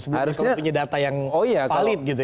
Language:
Indonesian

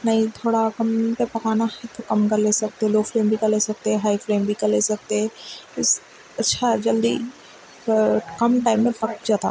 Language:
Urdu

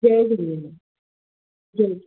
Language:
Sindhi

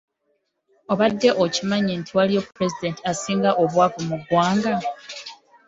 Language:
Ganda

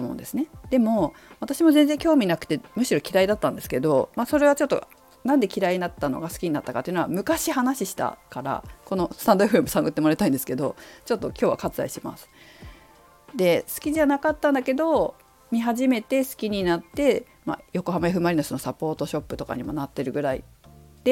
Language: Japanese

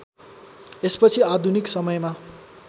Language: Nepali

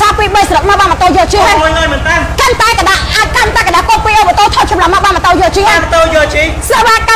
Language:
Thai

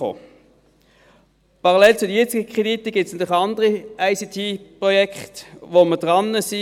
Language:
Swiss German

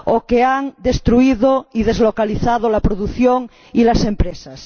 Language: Spanish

